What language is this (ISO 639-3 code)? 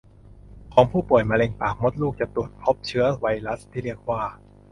tha